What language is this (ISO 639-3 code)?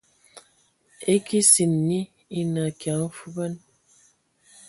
ewo